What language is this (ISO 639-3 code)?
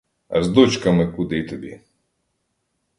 ukr